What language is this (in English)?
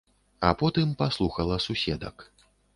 Belarusian